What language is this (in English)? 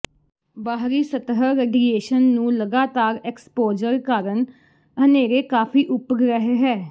Punjabi